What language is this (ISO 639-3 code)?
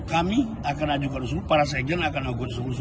ind